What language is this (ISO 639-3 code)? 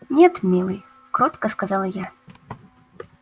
rus